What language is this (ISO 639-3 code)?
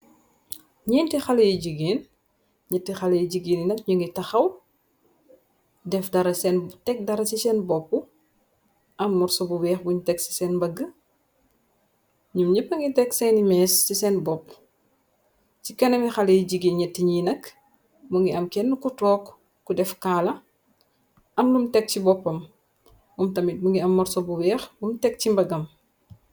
wol